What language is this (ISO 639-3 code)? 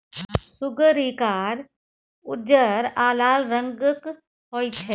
mai